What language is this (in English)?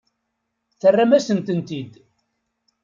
Kabyle